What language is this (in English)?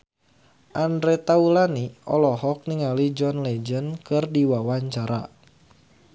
Sundanese